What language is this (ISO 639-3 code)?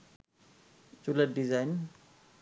ben